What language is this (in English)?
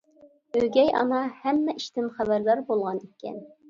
Uyghur